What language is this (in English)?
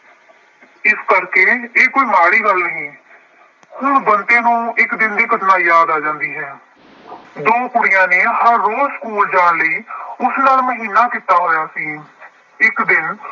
Punjabi